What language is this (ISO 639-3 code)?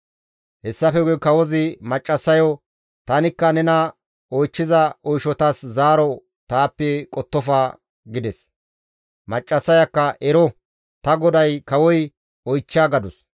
gmv